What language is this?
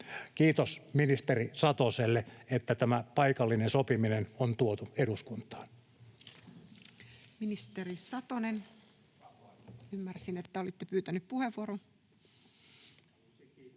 Finnish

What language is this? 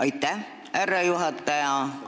Estonian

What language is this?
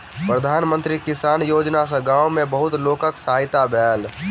Maithili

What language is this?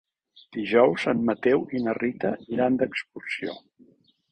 Catalan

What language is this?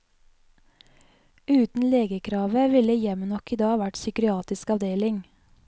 Norwegian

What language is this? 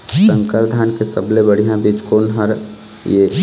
Chhattisgarhi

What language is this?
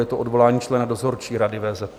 Czech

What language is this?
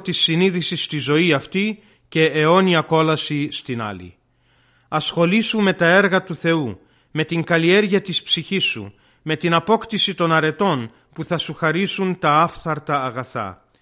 Greek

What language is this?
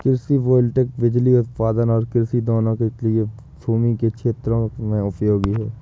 Hindi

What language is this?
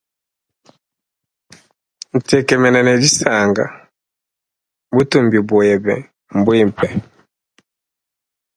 Luba-Lulua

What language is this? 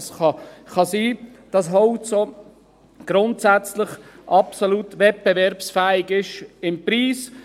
Swiss German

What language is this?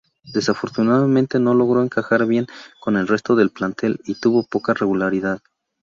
Spanish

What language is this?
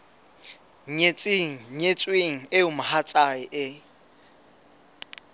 Southern Sotho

